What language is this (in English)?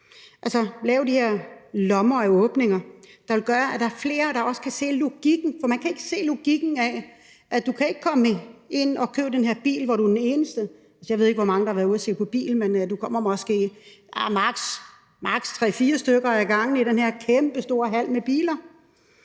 Danish